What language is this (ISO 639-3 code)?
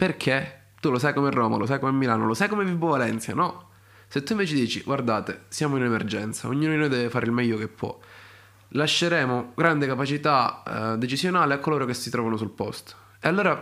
ita